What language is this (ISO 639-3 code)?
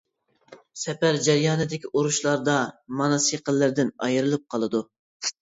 uig